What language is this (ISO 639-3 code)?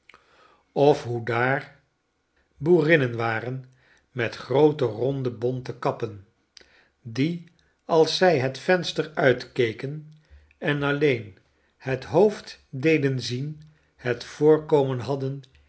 nld